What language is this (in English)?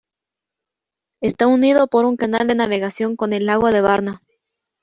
Spanish